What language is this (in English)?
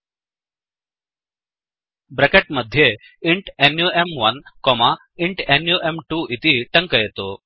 Sanskrit